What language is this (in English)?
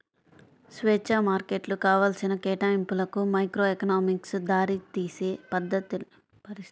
Telugu